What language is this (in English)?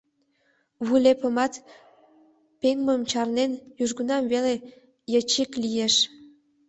Mari